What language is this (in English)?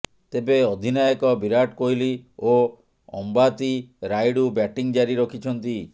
Odia